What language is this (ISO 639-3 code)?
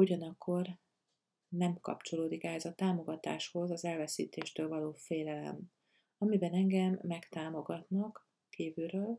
hun